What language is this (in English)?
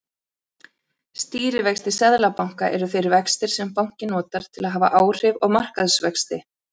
Icelandic